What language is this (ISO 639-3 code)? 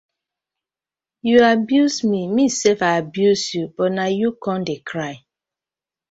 pcm